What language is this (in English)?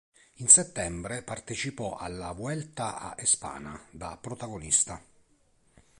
Italian